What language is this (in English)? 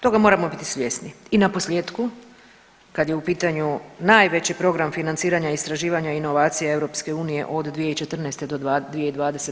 Croatian